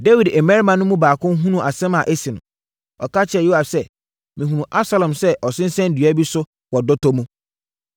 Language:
Akan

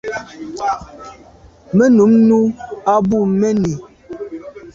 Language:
Medumba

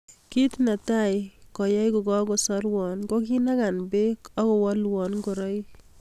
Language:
Kalenjin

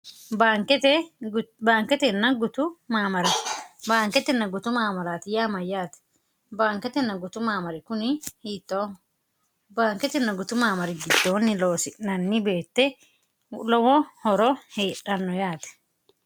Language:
Sidamo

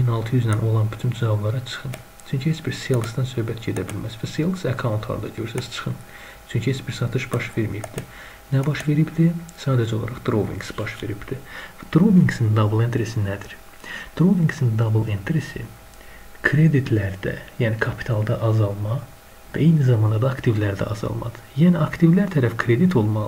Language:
Turkish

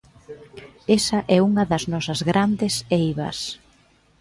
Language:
Galician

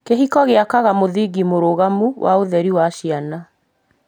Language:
Kikuyu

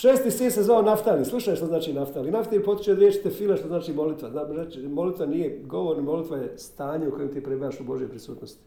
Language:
Croatian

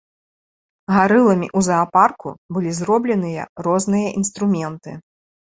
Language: Belarusian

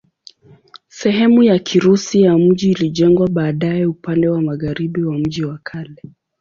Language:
Swahili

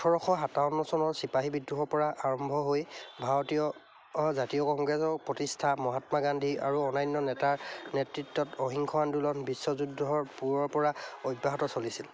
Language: Assamese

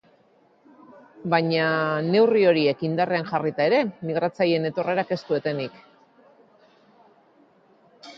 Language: Basque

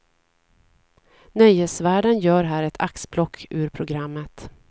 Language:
Swedish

